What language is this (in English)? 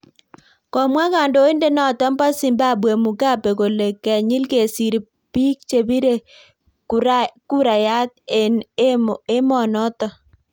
Kalenjin